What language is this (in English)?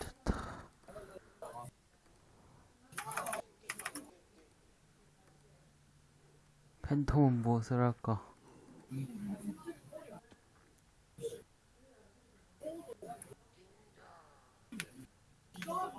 Korean